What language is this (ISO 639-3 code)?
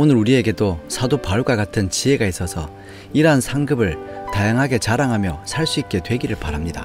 kor